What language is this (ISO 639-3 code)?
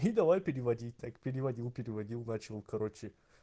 rus